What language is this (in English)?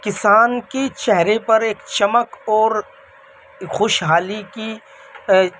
Urdu